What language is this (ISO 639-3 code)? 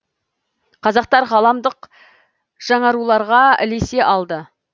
kaz